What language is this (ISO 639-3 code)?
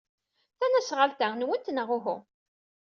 kab